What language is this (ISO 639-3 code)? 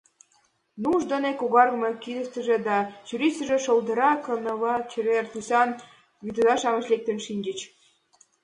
chm